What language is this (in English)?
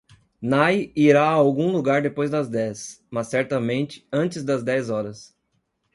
Portuguese